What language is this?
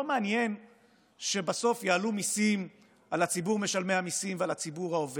Hebrew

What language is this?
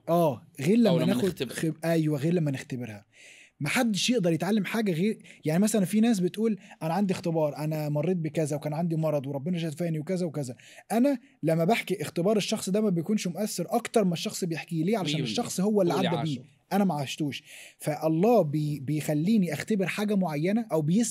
Arabic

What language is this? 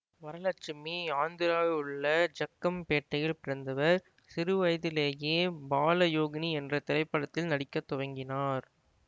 Tamil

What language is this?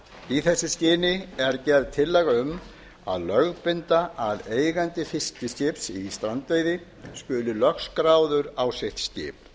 Icelandic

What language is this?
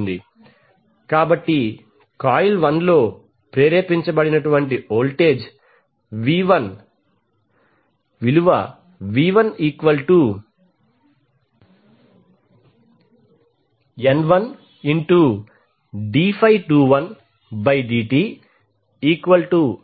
Telugu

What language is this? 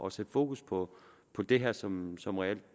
Danish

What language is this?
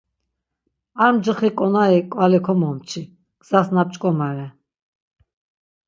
Laz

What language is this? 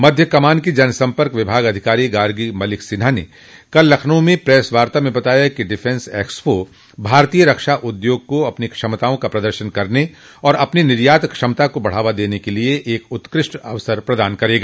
Hindi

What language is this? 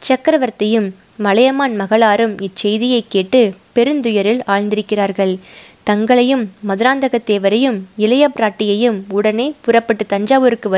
Tamil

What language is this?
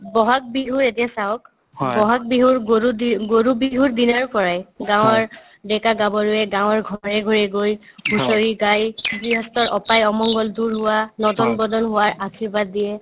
Assamese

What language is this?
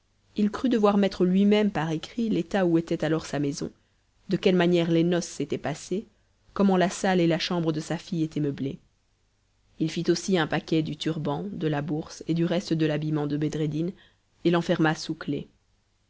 French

